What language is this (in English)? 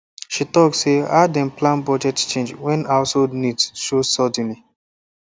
Nigerian Pidgin